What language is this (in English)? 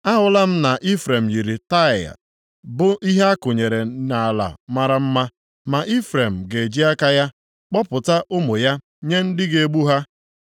Igbo